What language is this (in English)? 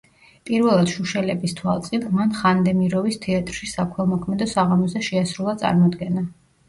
Georgian